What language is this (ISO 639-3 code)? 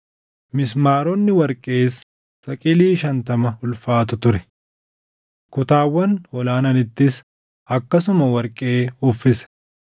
orm